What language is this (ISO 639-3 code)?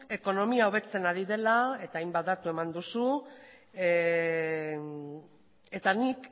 eus